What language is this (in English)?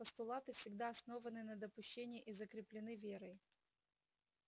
Russian